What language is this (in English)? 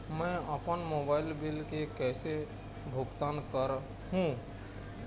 Chhattisgarhi